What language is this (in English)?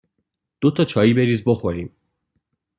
Persian